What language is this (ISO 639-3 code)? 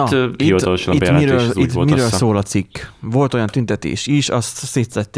hun